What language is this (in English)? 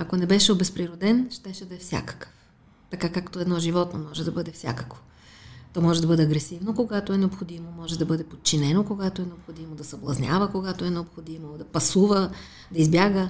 Bulgarian